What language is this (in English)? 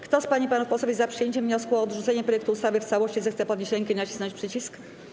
Polish